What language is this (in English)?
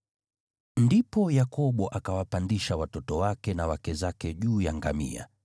Swahili